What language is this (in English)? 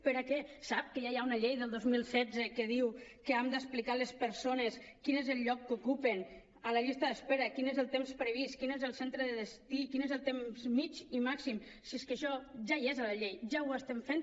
Catalan